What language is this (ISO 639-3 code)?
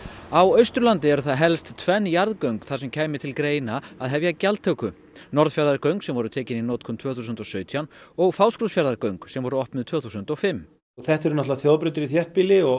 isl